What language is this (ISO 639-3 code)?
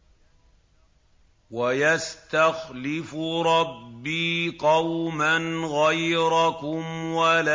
ara